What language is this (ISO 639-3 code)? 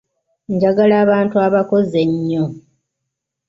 lug